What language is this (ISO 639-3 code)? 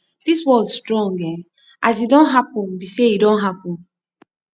pcm